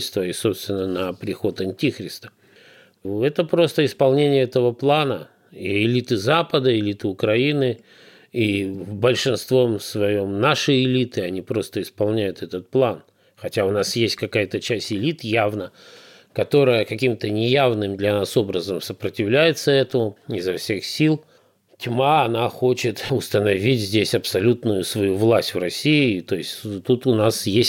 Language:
Russian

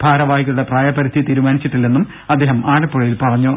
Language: Malayalam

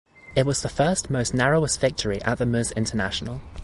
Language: English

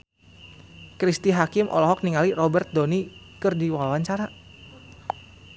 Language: Sundanese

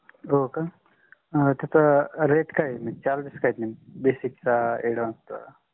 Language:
Marathi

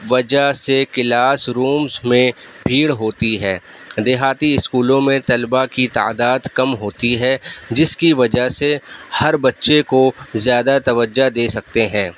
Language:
Urdu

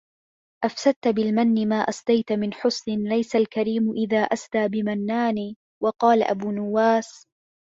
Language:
Arabic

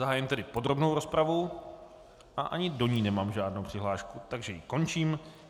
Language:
Czech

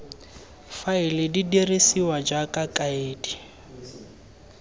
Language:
Tswana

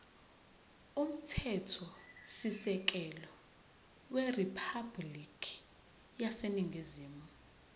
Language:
Zulu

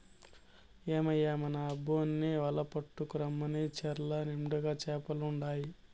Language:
Telugu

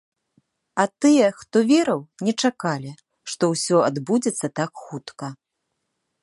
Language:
Belarusian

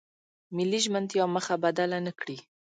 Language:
Pashto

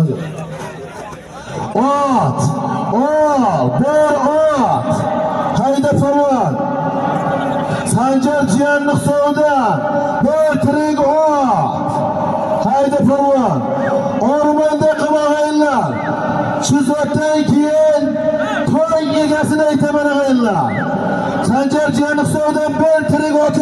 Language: Arabic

